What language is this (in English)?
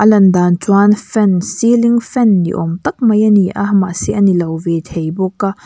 Mizo